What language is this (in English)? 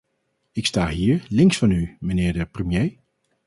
Dutch